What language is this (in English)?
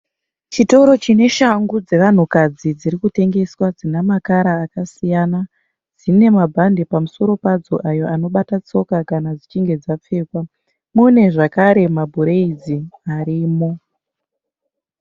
Shona